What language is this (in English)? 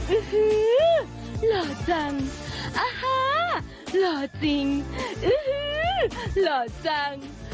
Thai